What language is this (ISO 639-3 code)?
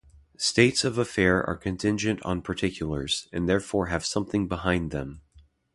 eng